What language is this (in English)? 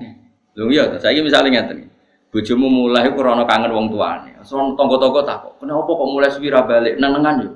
Indonesian